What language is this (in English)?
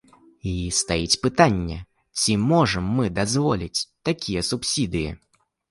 Belarusian